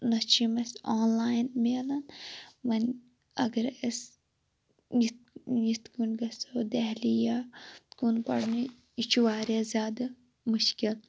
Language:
Kashmiri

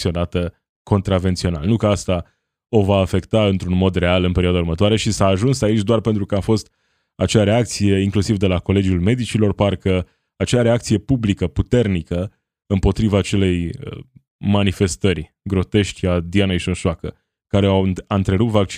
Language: Romanian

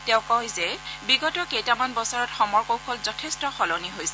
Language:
Assamese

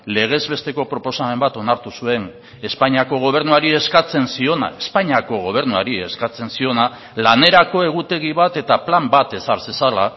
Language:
Basque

